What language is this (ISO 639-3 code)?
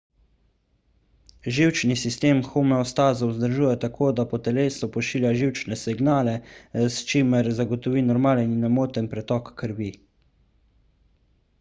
slv